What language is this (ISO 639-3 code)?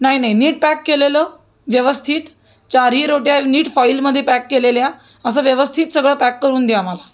mar